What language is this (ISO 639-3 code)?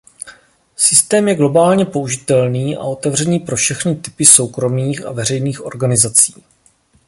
ces